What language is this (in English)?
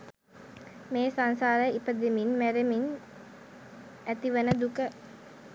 Sinhala